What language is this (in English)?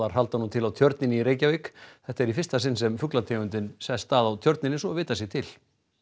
Icelandic